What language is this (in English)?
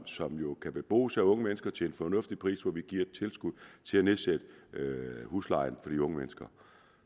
Danish